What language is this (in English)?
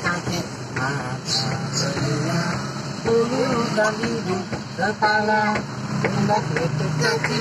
Indonesian